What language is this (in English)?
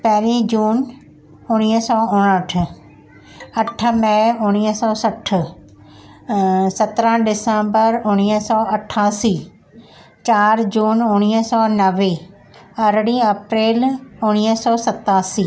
Sindhi